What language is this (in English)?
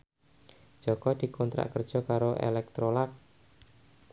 Javanese